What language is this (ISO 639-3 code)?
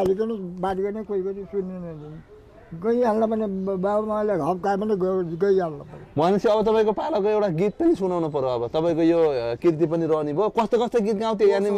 tha